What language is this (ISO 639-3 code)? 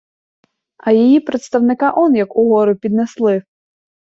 ukr